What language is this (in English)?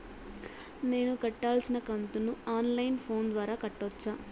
Telugu